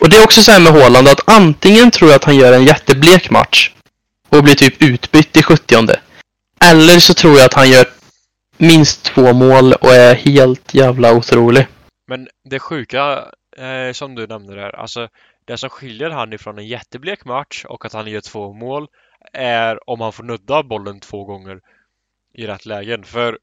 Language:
Swedish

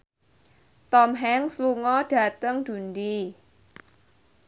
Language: Javanese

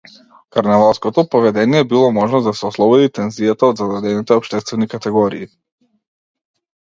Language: Macedonian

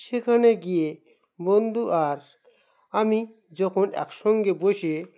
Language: Bangla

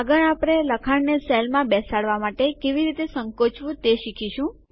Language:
Gujarati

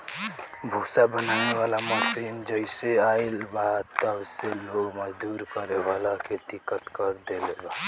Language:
Bhojpuri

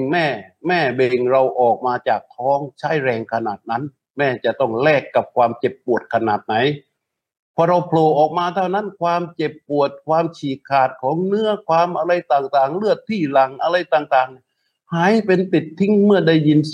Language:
Thai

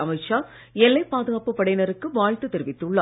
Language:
Tamil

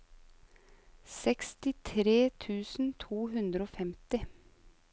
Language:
Norwegian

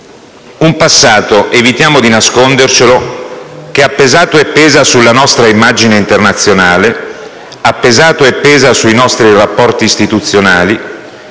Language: Italian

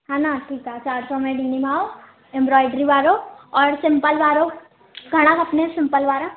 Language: Sindhi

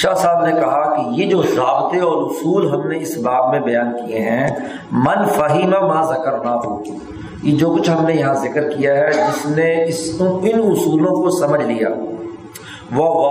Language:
Urdu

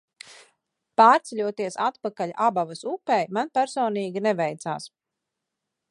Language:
Latvian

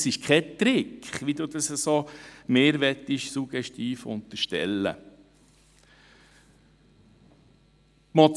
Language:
Swiss German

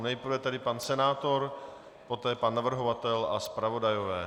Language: Czech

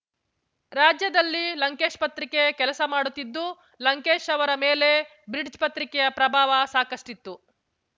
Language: Kannada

